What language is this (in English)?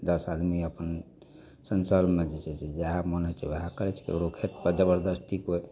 Maithili